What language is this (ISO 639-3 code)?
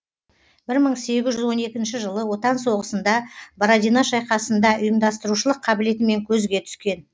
kaz